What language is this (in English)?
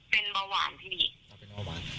Thai